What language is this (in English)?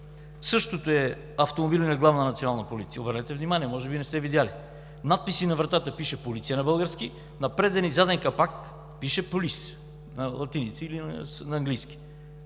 Bulgarian